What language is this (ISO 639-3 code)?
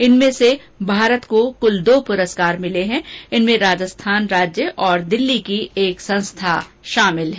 hin